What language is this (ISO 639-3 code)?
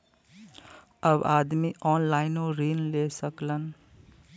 bho